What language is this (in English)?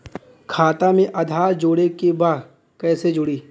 Bhojpuri